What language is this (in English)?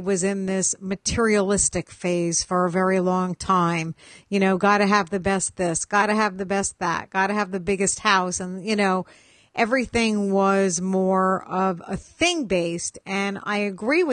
English